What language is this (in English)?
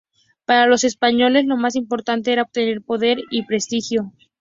Spanish